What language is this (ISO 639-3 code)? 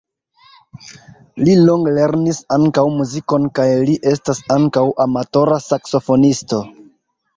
epo